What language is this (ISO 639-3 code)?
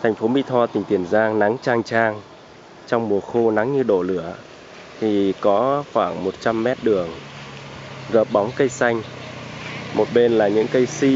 vie